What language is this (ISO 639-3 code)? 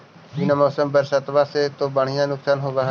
mag